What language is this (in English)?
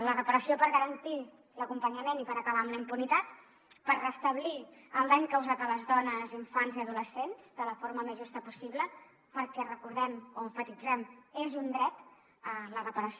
Catalan